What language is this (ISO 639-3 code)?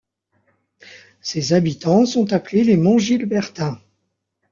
fra